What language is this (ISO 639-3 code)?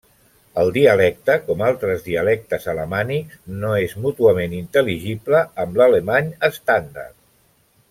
cat